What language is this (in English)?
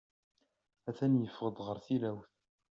Kabyle